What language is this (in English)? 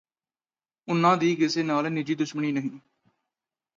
Punjabi